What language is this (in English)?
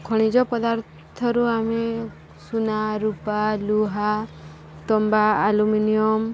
Odia